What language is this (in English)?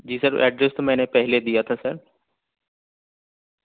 Urdu